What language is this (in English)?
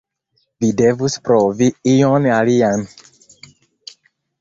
Esperanto